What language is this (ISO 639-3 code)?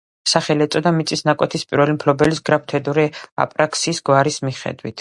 kat